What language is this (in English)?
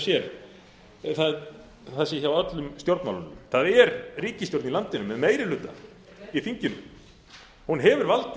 Icelandic